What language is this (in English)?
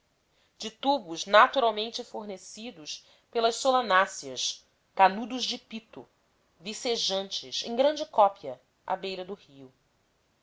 Portuguese